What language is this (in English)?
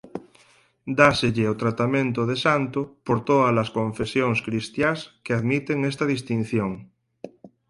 Galician